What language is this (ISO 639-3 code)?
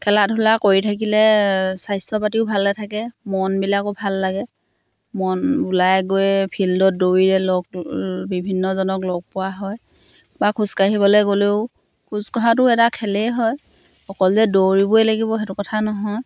asm